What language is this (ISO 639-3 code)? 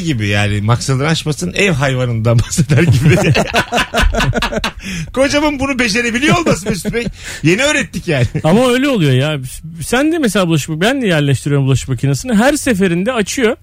tur